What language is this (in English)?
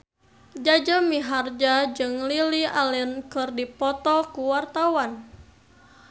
Sundanese